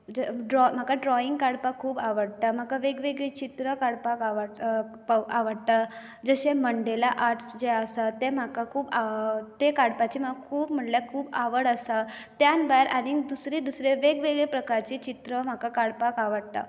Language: Konkani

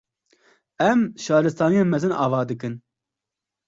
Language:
Kurdish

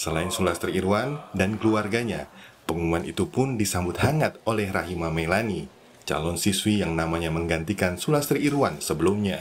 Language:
Indonesian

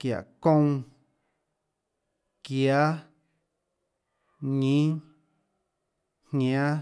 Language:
Tlacoatzintepec Chinantec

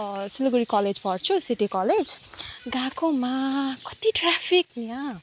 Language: Nepali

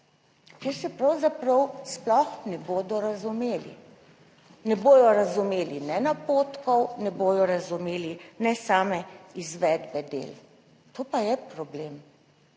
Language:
Slovenian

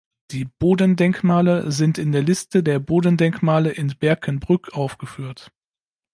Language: German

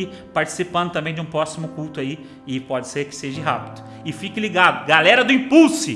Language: Portuguese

